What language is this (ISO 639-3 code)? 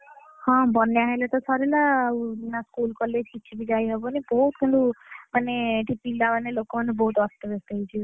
ori